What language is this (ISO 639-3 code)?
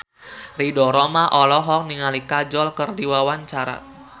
sun